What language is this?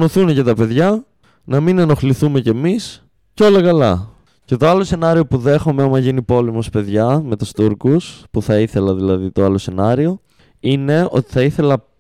Greek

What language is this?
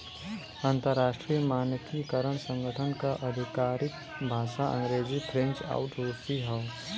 Bhojpuri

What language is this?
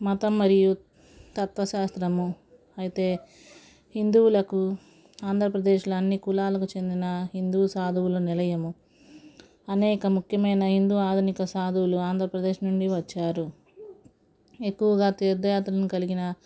Telugu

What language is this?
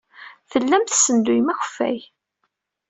Kabyle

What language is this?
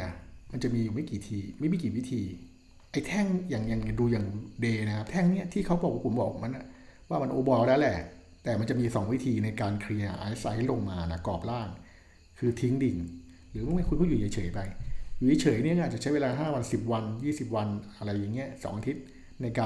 Thai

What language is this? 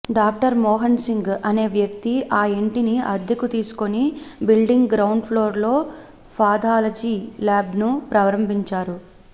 Telugu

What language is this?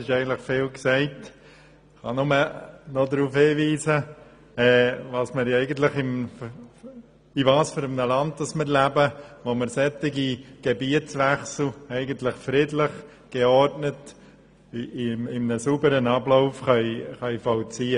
Swiss German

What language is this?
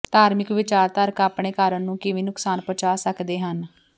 Punjabi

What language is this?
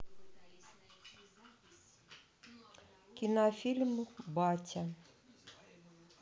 Russian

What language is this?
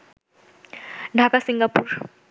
Bangla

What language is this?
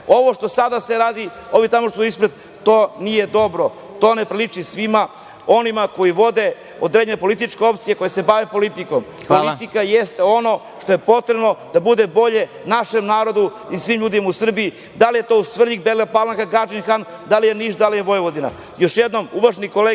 Serbian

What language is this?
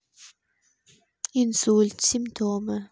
Russian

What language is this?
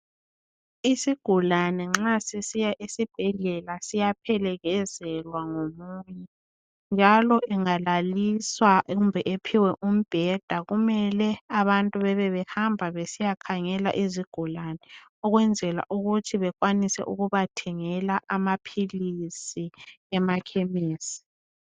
North Ndebele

